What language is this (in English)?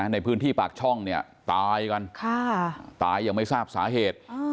Thai